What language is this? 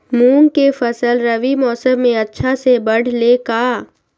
Magahi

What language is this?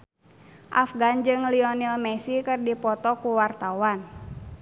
Sundanese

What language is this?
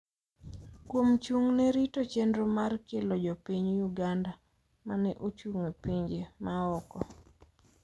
Luo (Kenya and Tanzania)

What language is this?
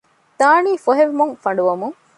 Divehi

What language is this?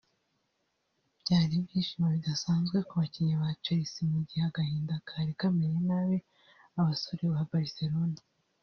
Kinyarwanda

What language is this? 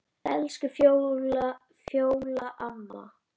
Icelandic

